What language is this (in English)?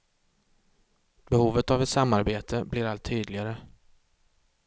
Swedish